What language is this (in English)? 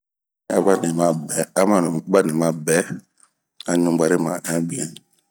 Bomu